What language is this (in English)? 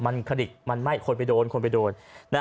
Thai